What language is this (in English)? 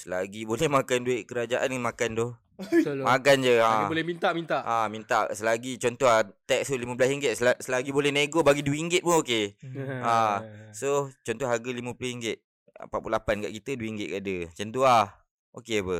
Malay